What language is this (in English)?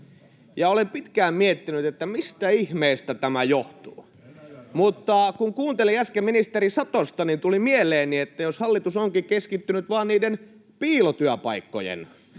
Finnish